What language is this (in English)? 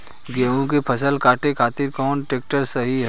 Bhojpuri